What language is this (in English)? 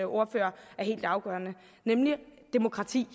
Danish